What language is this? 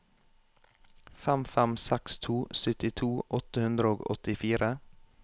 Norwegian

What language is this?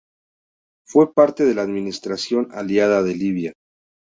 Spanish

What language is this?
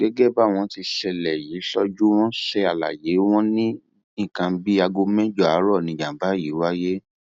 Yoruba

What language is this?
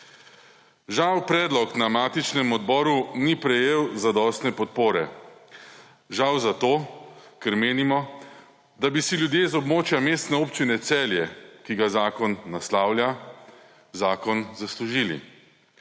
Slovenian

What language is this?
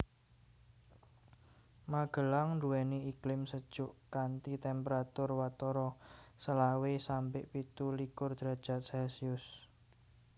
Javanese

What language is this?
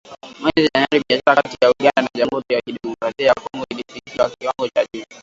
Swahili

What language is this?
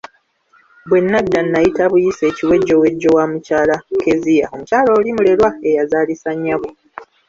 Ganda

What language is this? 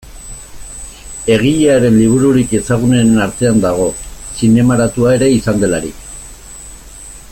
Basque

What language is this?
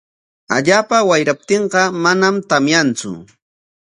Corongo Ancash Quechua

